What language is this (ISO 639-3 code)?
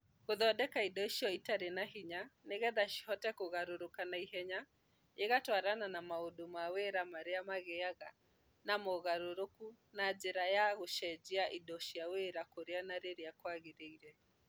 kik